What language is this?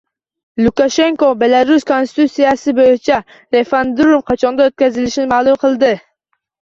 Uzbek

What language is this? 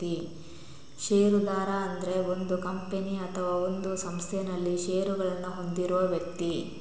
Kannada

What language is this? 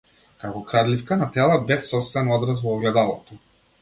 Macedonian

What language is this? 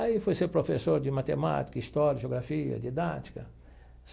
Portuguese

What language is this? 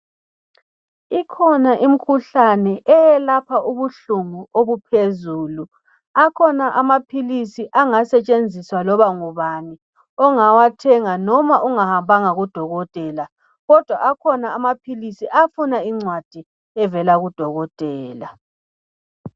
North Ndebele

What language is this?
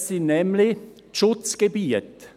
Swiss German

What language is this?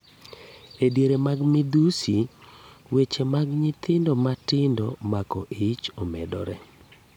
Luo (Kenya and Tanzania)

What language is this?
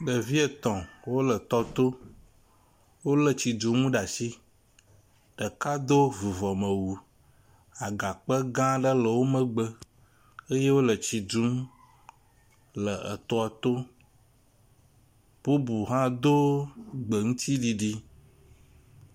Ewe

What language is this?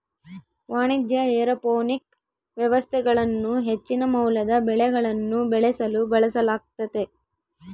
Kannada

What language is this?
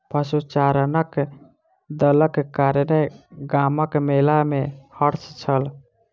Maithili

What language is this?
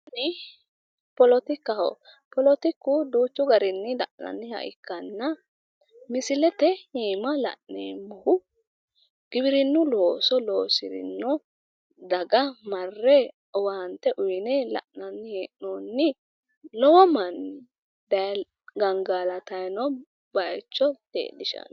Sidamo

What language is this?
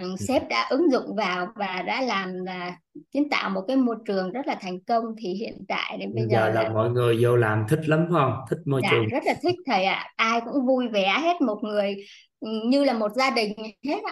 Vietnamese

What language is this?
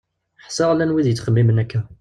Kabyle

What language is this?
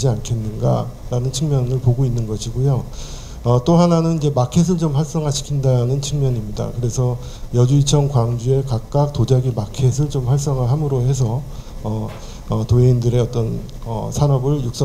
Korean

